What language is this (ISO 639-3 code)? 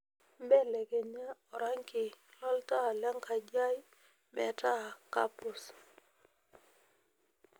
mas